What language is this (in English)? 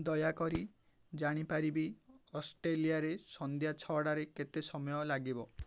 Odia